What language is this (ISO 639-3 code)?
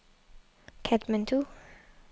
dan